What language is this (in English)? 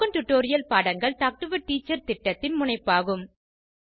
Tamil